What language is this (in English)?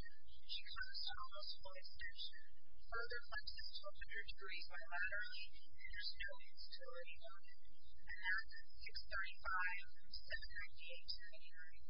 English